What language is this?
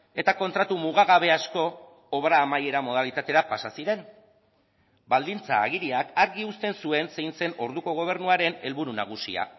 Basque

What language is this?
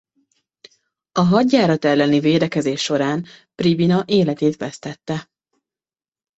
Hungarian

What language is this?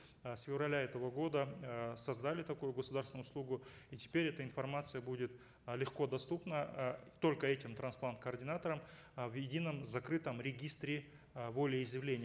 Kazakh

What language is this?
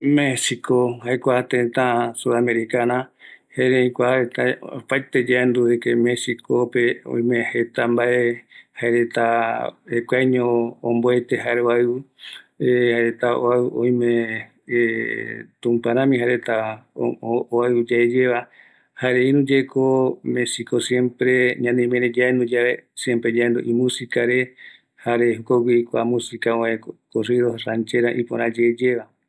Eastern Bolivian Guaraní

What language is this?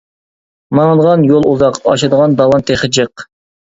Uyghur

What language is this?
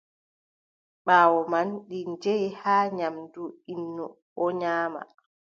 Adamawa Fulfulde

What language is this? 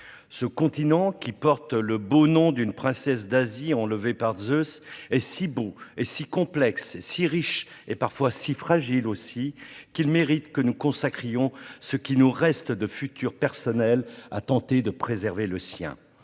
French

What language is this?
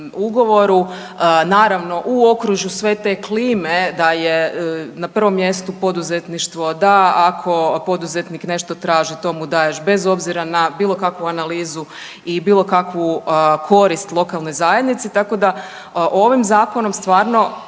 Croatian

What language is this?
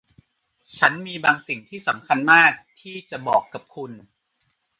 Thai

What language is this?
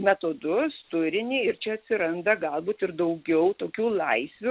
Lithuanian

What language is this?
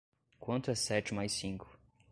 Portuguese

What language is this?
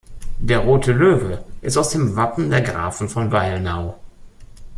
German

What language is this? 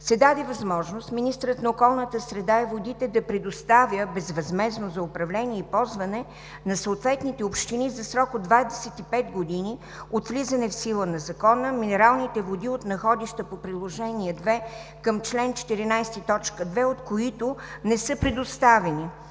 Bulgarian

